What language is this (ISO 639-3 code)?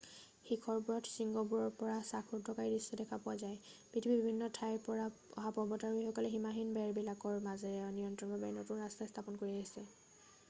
asm